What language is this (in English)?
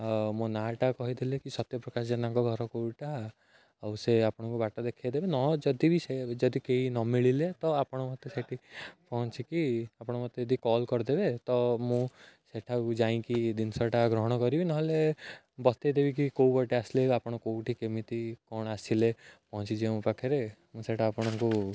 Odia